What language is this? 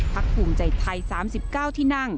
Thai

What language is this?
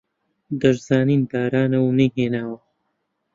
Central Kurdish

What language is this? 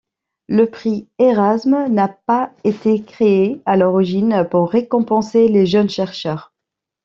French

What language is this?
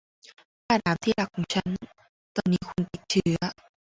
Thai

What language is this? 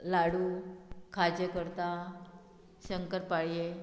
Konkani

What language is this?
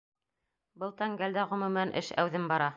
Bashkir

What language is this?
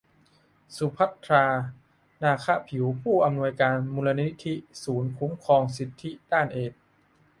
Thai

